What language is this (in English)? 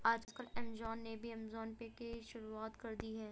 Hindi